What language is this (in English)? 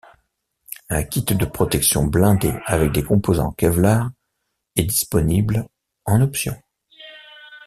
French